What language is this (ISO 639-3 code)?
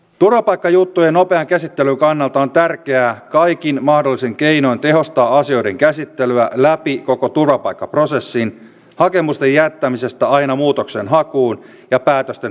fin